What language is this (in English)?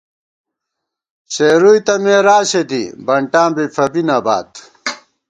Gawar-Bati